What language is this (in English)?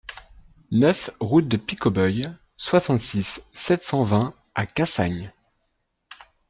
French